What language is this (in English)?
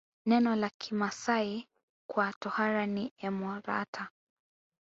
Swahili